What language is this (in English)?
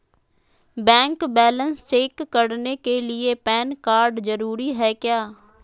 Magahi